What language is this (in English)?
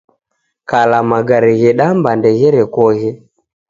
Taita